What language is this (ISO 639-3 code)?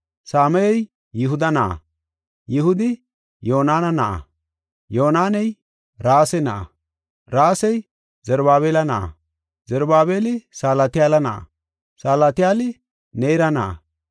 gof